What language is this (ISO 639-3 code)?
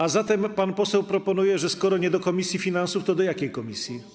pol